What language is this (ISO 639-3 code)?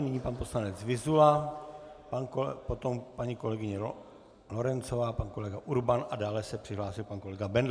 ces